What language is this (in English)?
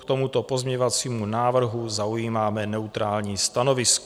Czech